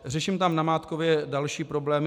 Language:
Czech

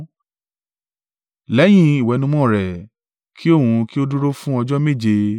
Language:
Yoruba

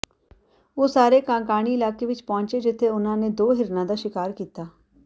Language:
Punjabi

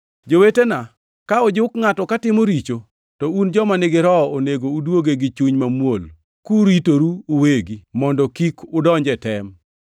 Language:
Luo (Kenya and Tanzania)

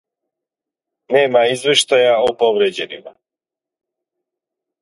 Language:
Serbian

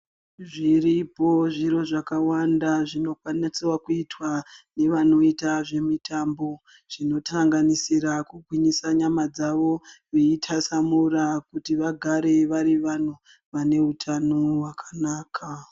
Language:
Ndau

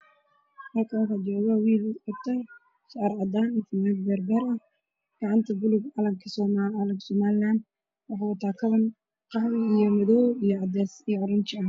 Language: Somali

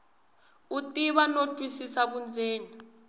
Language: Tsonga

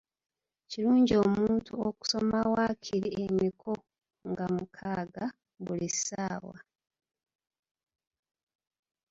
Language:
Ganda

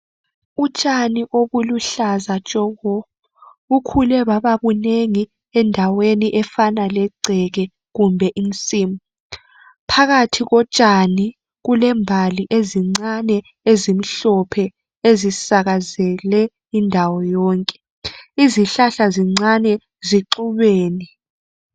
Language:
North Ndebele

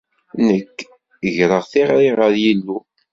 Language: Kabyle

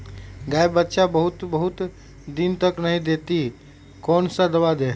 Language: Magahi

